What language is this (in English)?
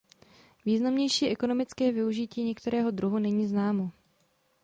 Czech